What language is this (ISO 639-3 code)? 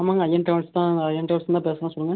tam